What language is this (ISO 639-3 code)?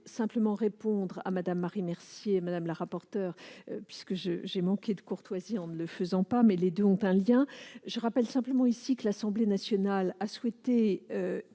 fra